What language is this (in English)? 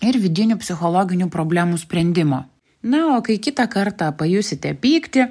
Lithuanian